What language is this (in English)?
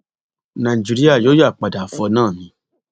Yoruba